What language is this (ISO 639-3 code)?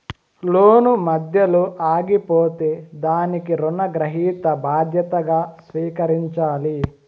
tel